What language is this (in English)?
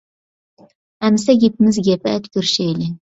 Uyghur